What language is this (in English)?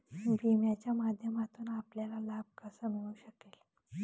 Marathi